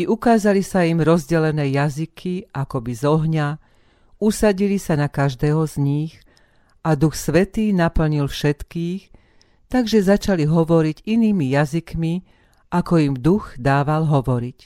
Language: Slovak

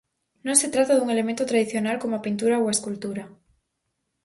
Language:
Galician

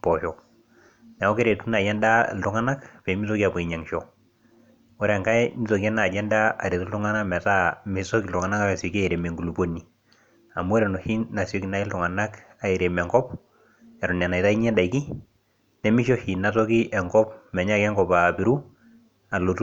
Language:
Masai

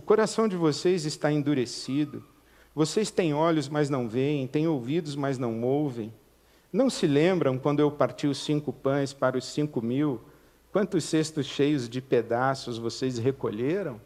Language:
Portuguese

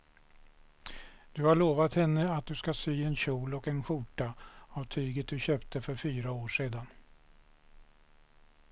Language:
Swedish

